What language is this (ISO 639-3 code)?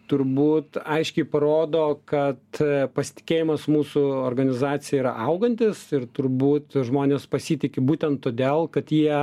lit